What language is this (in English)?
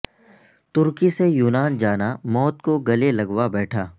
Urdu